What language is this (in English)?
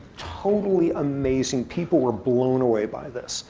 English